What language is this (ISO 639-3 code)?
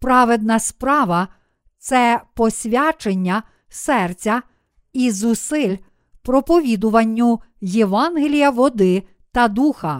ukr